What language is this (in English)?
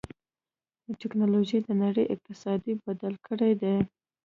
Pashto